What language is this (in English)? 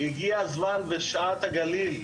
Hebrew